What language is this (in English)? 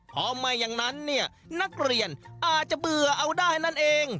Thai